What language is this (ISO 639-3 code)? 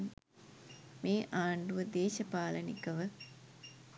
sin